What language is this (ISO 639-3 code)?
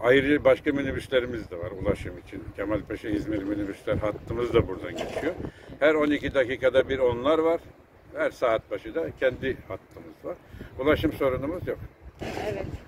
tur